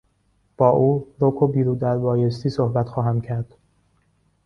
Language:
Persian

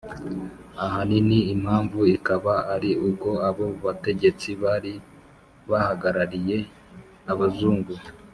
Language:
Kinyarwanda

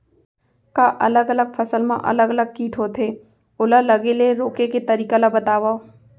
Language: Chhattisgarhi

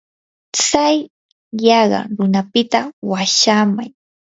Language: Yanahuanca Pasco Quechua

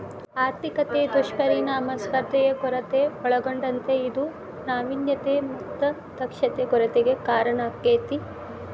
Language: Kannada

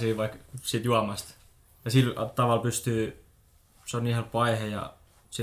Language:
Finnish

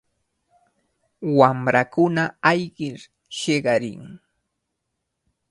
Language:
Cajatambo North Lima Quechua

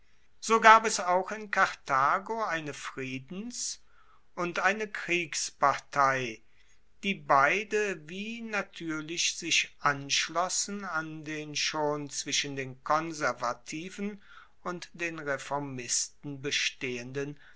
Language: German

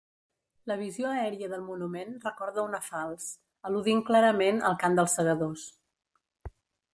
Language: Catalan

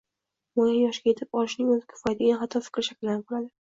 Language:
Uzbek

